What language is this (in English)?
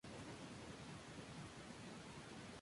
Spanish